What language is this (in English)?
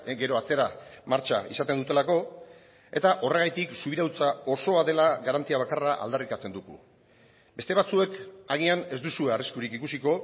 Basque